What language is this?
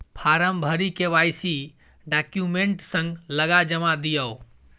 Maithili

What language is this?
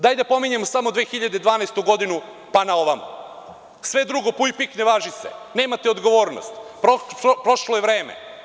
Serbian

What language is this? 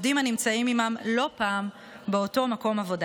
Hebrew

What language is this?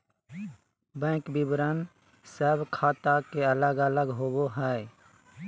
Magahi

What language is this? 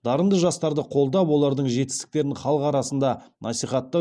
Kazakh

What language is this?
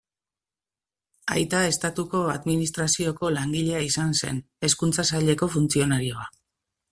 Basque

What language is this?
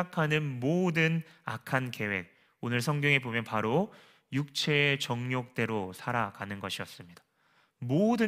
Korean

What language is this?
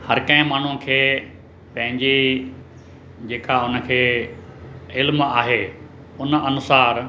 Sindhi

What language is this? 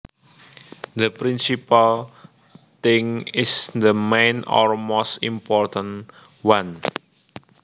Javanese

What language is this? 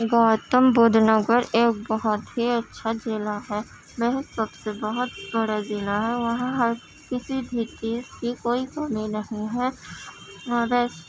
Urdu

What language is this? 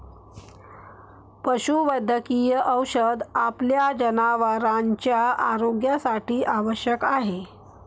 Marathi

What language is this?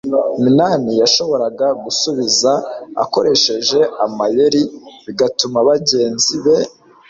Kinyarwanda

